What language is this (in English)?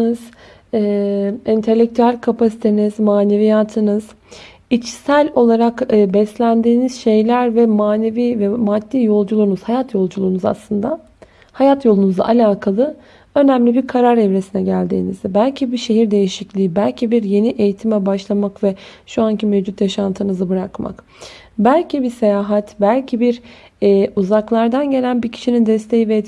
Turkish